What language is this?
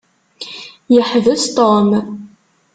Kabyle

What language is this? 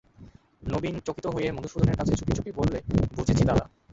Bangla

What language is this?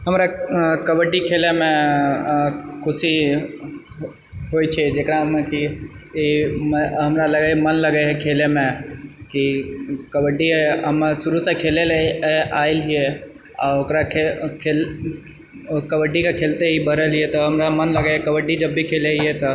Maithili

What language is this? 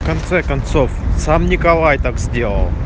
Russian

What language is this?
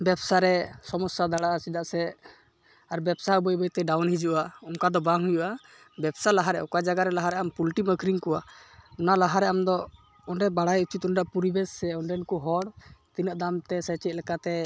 Santali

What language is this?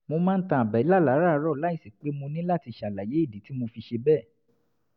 Yoruba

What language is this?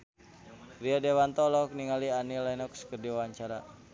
Sundanese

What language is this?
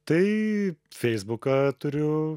Lithuanian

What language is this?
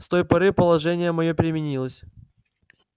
Russian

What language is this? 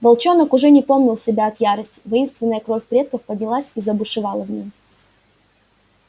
Russian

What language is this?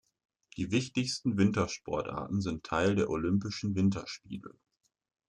German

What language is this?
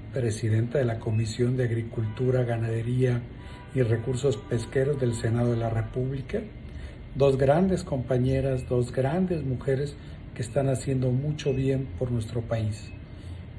Spanish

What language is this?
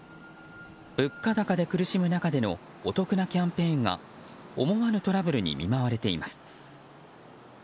Japanese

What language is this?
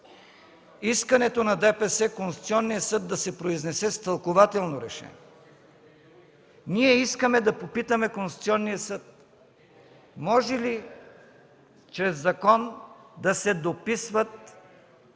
Bulgarian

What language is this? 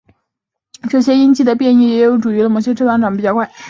Chinese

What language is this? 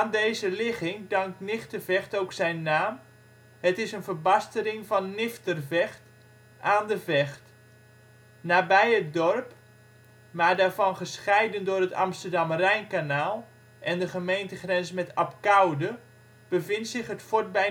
Dutch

